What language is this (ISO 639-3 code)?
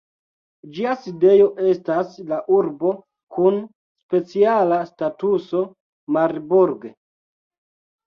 epo